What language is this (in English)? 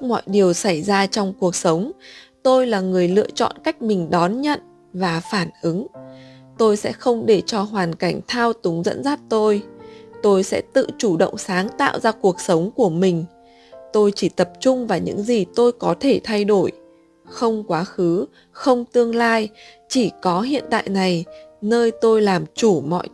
Vietnamese